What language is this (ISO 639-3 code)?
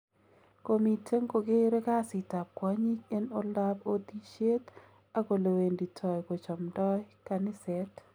kln